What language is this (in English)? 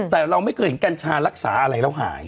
Thai